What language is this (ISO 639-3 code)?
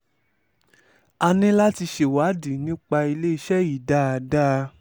yor